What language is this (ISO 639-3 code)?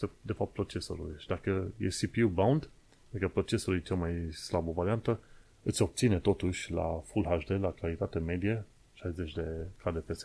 ron